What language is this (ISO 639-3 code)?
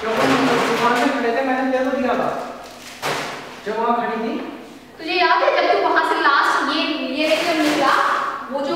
eng